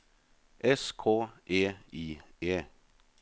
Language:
Norwegian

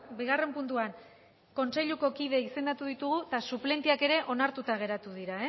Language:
Basque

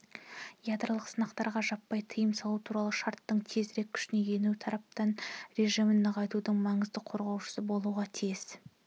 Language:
Kazakh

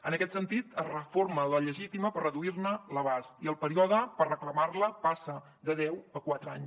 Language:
Catalan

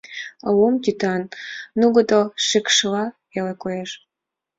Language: Mari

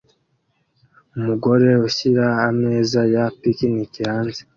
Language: Kinyarwanda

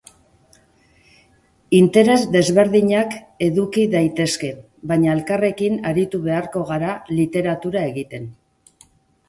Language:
Basque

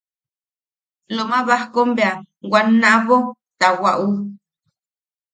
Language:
Yaqui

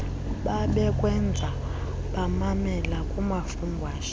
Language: Xhosa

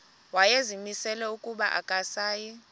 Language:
Xhosa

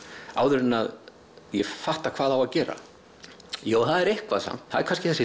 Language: Icelandic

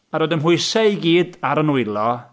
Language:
Welsh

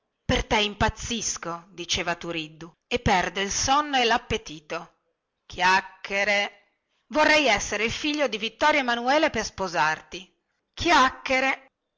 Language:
Italian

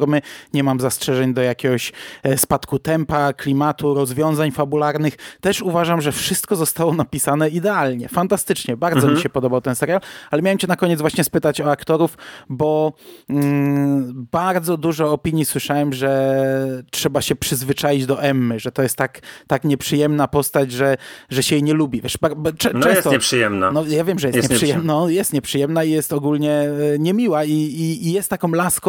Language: Polish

